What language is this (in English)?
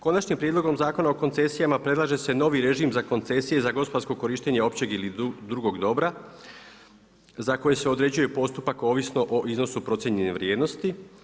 Croatian